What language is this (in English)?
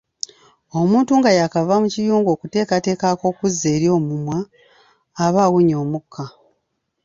Ganda